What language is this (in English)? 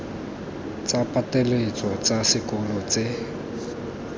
Tswana